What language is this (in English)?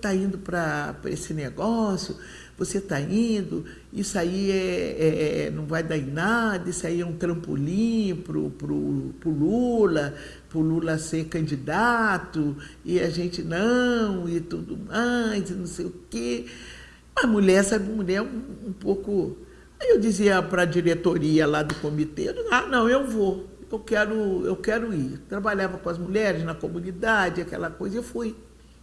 Portuguese